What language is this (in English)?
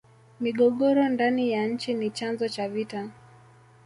Swahili